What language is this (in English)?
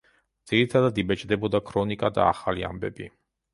Georgian